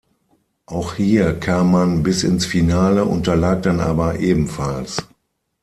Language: German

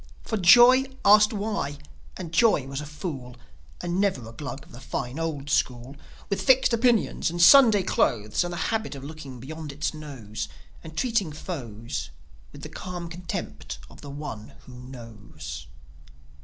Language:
English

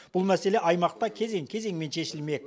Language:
Kazakh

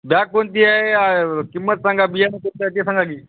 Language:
Marathi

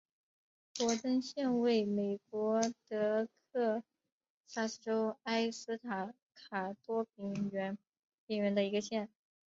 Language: Chinese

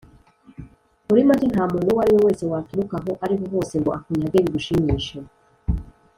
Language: Kinyarwanda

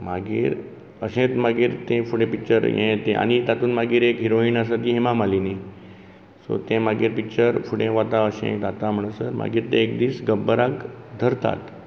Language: Konkani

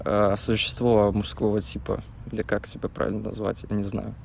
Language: Russian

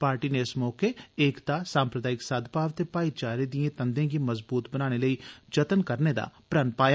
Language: Dogri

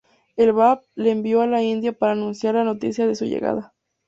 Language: Spanish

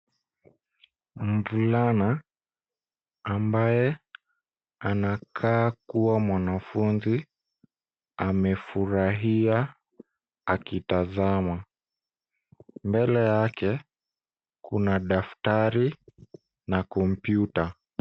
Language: Swahili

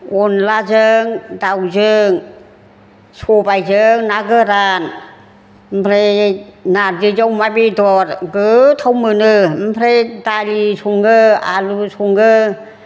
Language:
Bodo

